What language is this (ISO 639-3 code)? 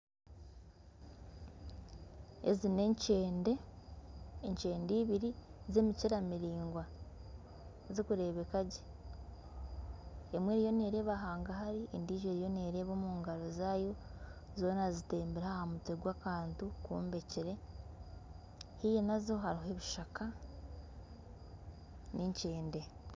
nyn